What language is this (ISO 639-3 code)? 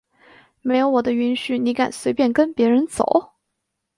zho